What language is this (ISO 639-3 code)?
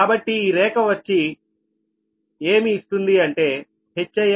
tel